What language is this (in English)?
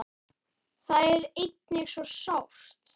Icelandic